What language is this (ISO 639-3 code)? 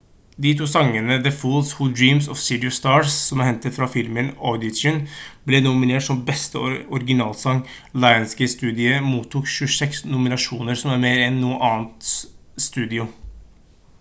nob